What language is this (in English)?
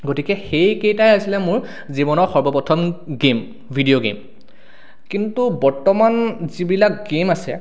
Assamese